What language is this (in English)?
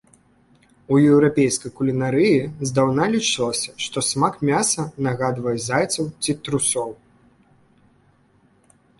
Belarusian